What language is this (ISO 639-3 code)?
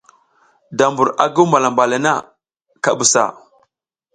giz